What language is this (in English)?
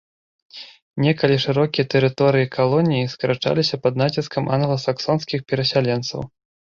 Belarusian